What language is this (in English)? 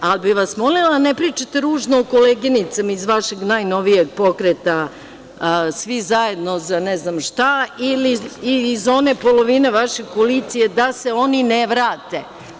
Serbian